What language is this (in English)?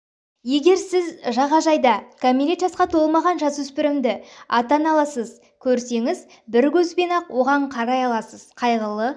Kazakh